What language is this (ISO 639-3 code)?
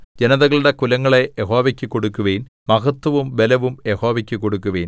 mal